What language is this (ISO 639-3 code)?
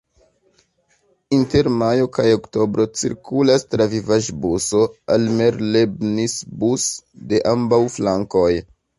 epo